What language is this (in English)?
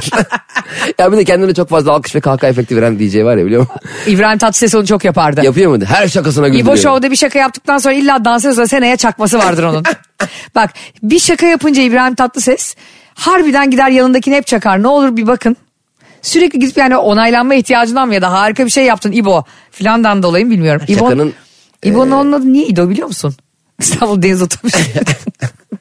Turkish